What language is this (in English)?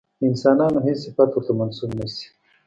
Pashto